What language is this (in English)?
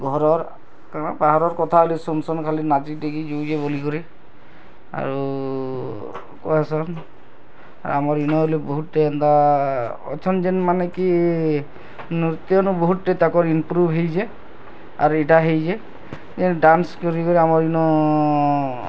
Odia